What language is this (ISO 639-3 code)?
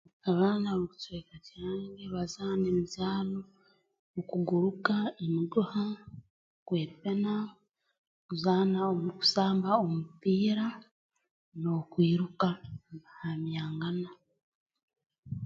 ttj